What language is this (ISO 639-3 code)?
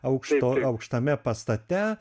lit